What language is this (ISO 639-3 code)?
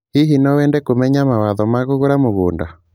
kik